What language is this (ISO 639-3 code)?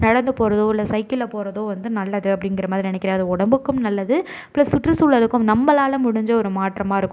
tam